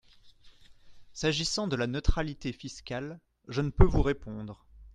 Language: French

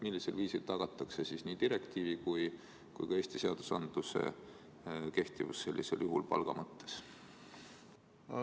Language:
Estonian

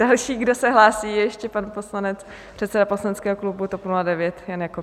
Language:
Czech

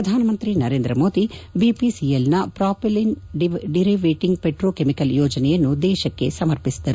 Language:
Kannada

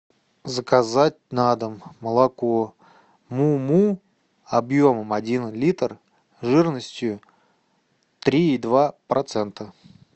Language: Russian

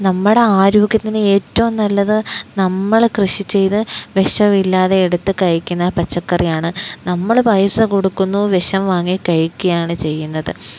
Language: Malayalam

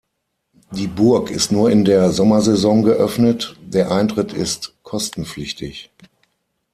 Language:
German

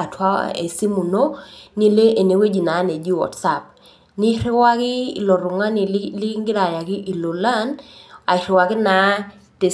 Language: Masai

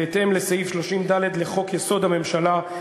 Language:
Hebrew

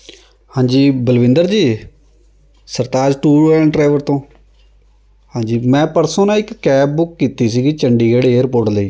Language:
Punjabi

